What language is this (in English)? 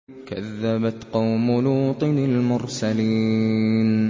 Arabic